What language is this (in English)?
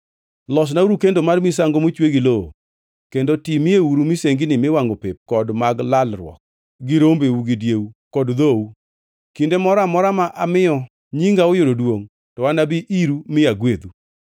Luo (Kenya and Tanzania)